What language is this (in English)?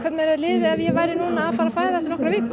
Icelandic